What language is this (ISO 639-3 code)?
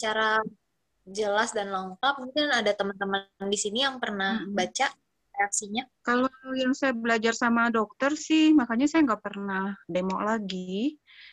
ind